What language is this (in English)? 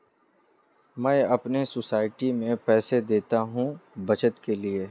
Hindi